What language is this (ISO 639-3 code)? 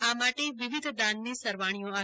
guj